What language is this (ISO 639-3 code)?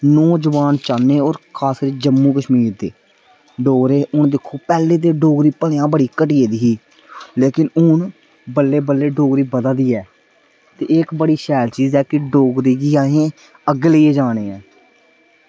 doi